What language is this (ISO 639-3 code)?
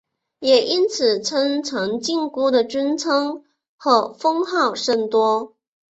zho